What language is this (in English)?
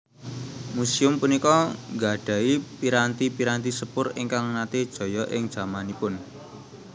Javanese